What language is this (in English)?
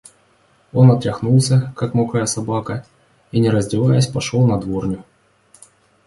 Russian